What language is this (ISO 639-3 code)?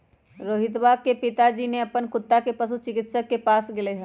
mag